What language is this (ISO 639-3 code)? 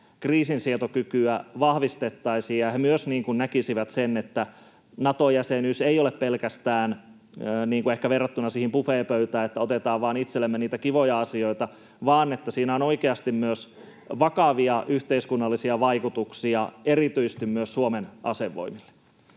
fin